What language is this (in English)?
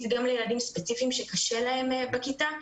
Hebrew